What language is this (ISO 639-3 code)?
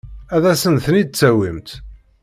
kab